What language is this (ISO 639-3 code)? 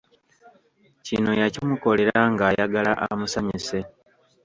lug